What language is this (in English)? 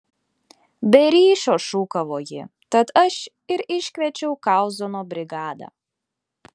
Lithuanian